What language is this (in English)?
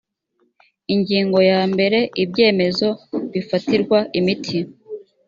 Kinyarwanda